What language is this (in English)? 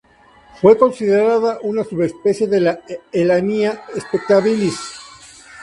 Spanish